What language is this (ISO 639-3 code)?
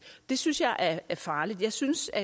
dan